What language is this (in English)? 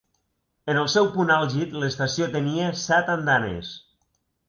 Catalan